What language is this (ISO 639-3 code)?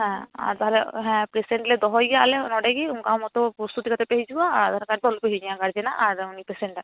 sat